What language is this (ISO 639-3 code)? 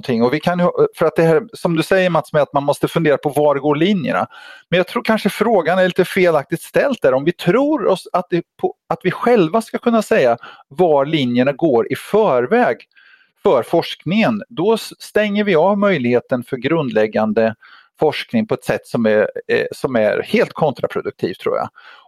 swe